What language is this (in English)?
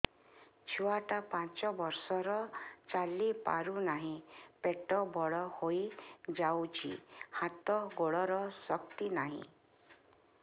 Odia